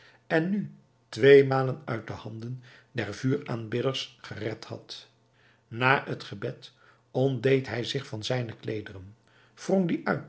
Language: Dutch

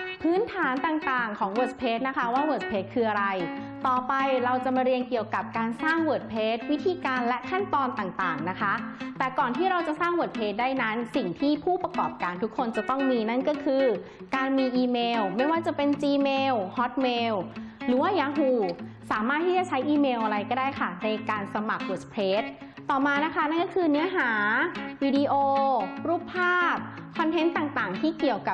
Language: Thai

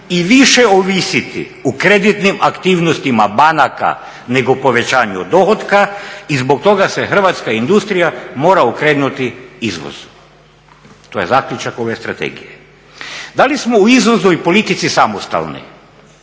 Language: Croatian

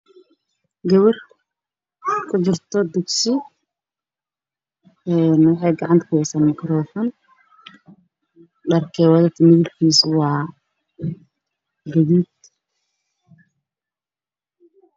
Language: Somali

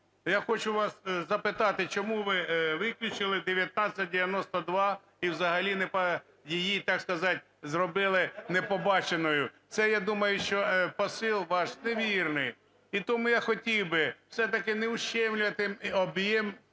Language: Ukrainian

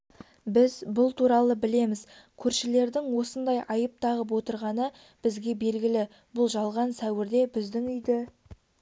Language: Kazakh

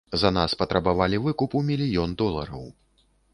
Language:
Belarusian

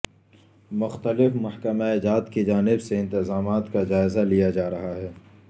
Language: Urdu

